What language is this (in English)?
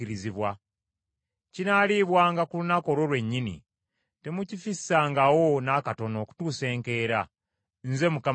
Ganda